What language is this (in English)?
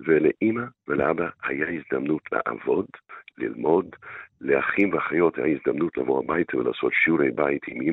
Hebrew